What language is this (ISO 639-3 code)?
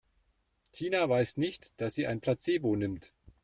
deu